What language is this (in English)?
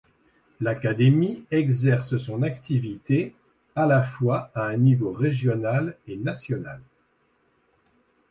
French